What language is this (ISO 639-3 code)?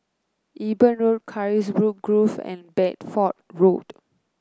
eng